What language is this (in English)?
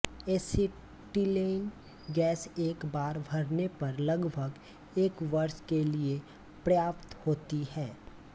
Hindi